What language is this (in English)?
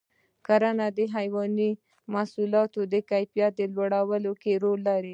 Pashto